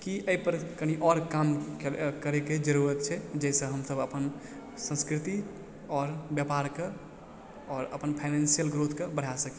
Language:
Maithili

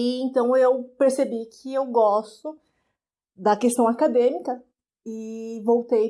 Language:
Portuguese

